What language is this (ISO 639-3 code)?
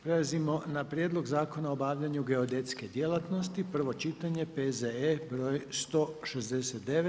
hrv